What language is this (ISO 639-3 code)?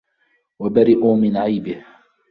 ara